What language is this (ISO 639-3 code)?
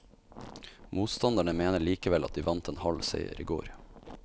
nor